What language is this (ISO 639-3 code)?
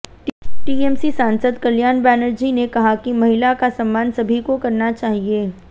hin